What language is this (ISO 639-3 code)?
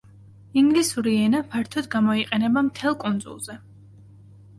kat